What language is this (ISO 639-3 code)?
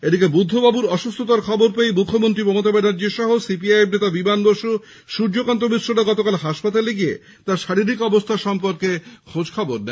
ben